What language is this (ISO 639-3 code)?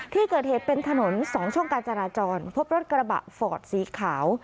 tha